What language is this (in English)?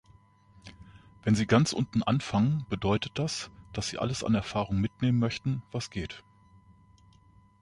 German